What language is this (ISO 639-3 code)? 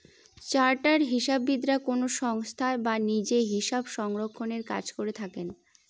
ben